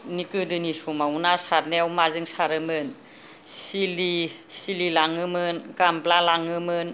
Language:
Bodo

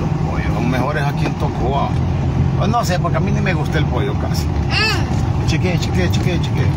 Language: Spanish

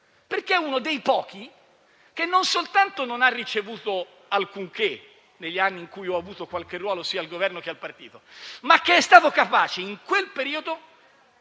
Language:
Italian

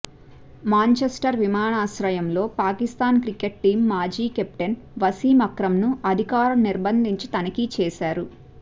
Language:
Telugu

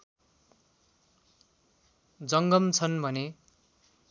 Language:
Nepali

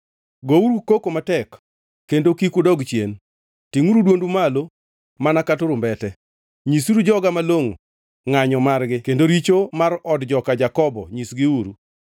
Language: Luo (Kenya and Tanzania)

